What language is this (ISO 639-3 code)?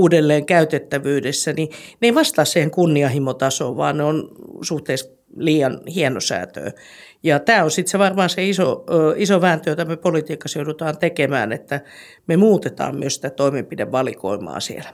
fin